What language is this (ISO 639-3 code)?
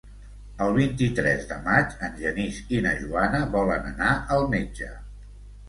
cat